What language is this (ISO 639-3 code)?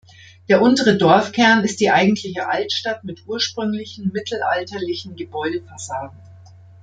deu